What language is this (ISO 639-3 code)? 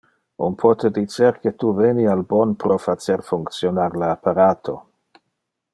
ina